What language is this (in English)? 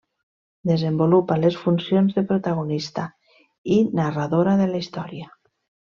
Catalan